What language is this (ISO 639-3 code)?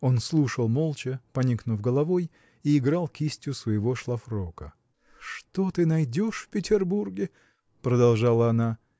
rus